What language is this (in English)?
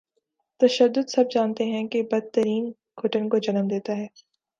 Urdu